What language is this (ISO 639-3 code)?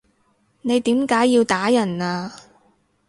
yue